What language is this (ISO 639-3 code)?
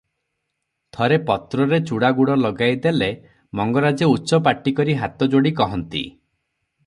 ori